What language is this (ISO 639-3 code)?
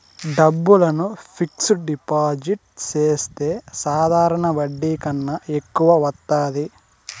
tel